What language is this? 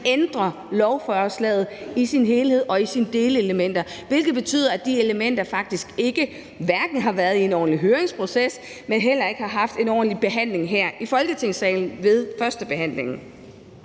Danish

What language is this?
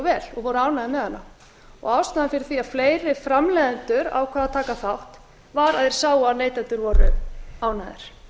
Icelandic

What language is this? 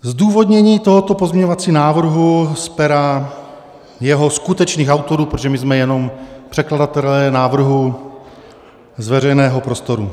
Czech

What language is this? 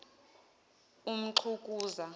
Zulu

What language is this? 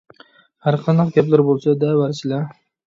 Uyghur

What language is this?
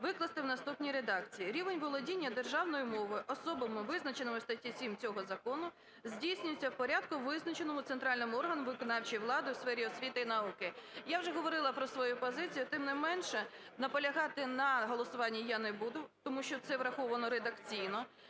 Ukrainian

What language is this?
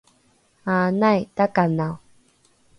Rukai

